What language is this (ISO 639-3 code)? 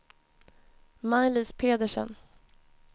swe